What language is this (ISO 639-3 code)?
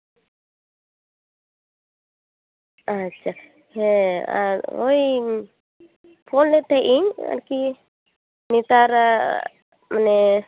sat